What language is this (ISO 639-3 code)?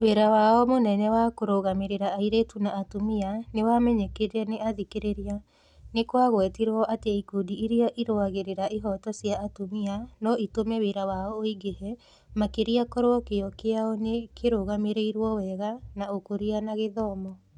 kik